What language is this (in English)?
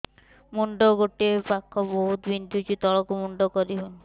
Odia